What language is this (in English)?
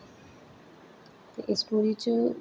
Dogri